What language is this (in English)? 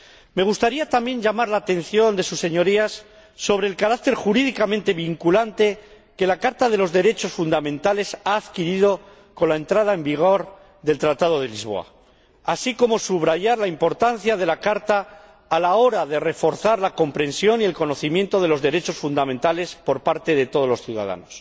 Spanish